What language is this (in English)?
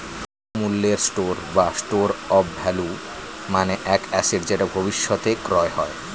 Bangla